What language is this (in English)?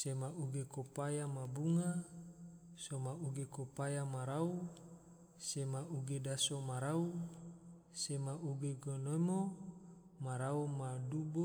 Tidore